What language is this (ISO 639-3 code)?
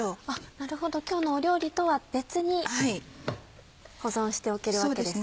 jpn